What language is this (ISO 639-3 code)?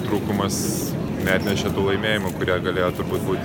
lit